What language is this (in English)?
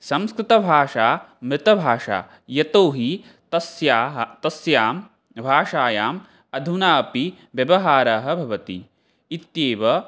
Sanskrit